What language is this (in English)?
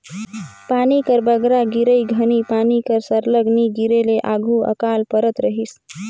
Chhattisgarhi